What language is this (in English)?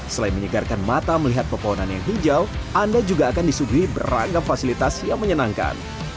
Indonesian